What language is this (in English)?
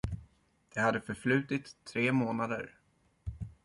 Swedish